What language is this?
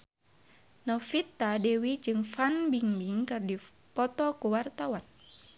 Sundanese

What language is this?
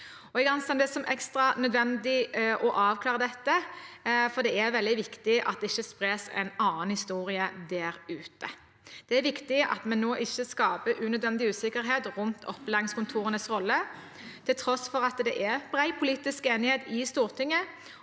Norwegian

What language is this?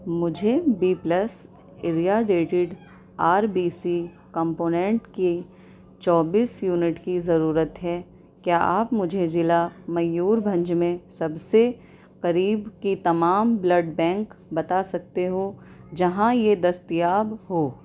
Urdu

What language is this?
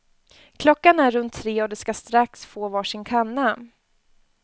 Swedish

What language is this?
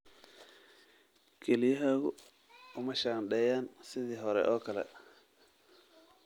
Somali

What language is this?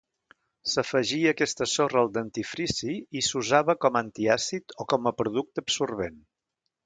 Catalan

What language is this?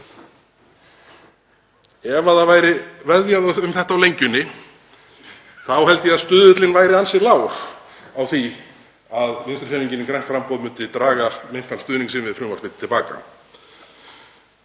Icelandic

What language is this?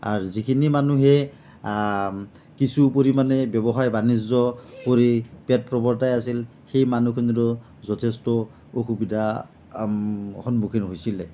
Assamese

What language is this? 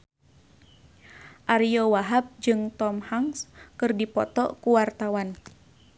Sundanese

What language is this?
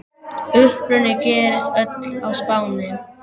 Icelandic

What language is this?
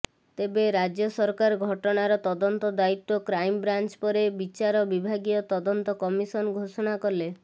Odia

